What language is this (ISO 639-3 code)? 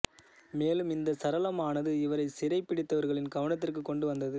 tam